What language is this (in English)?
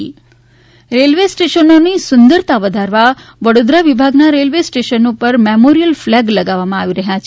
Gujarati